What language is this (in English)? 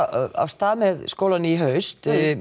Icelandic